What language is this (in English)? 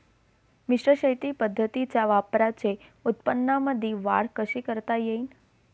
Marathi